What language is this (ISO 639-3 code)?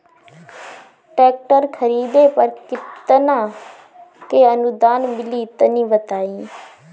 bho